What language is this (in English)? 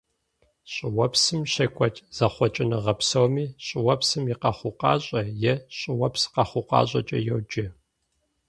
Kabardian